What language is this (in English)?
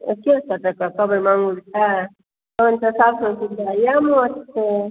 Maithili